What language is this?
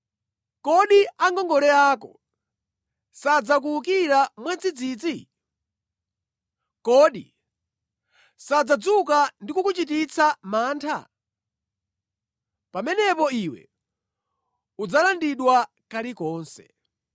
Nyanja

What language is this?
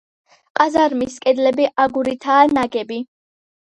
Georgian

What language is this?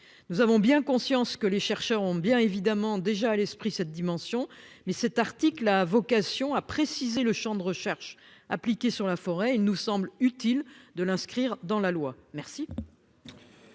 French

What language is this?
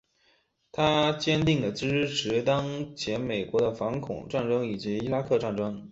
Chinese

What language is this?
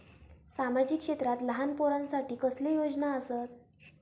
Marathi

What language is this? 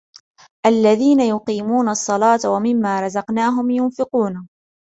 Arabic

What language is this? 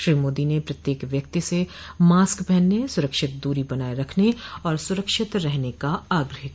Hindi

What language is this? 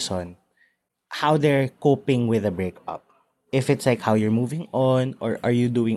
Filipino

